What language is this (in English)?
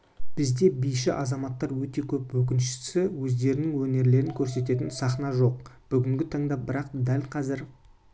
Kazakh